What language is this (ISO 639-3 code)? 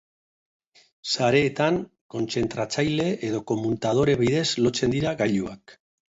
eus